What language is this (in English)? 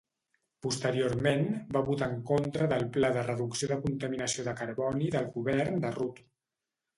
Catalan